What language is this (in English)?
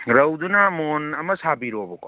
Manipuri